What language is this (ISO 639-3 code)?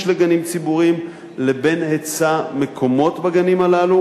heb